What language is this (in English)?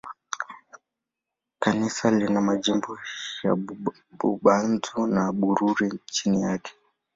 Swahili